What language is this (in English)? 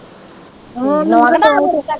Punjabi